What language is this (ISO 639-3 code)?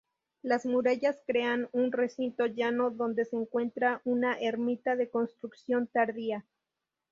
spa